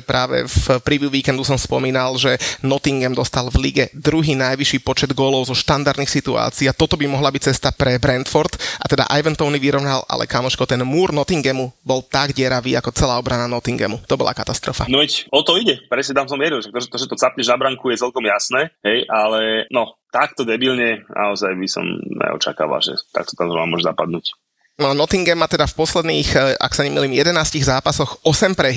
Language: Slovak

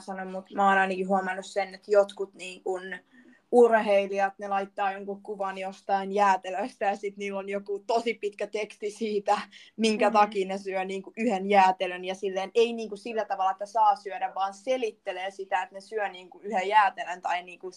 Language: Finnish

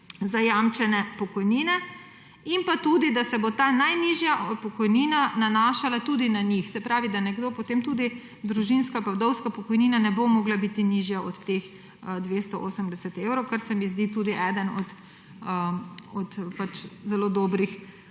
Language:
Slovenian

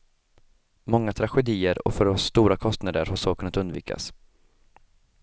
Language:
Swedish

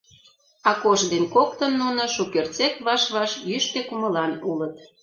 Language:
Mari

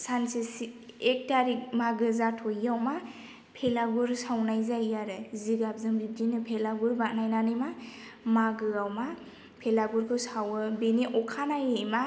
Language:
Bodo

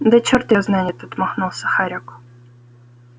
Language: Russian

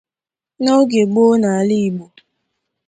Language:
Igbo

